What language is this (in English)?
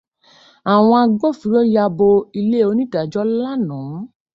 Yoruba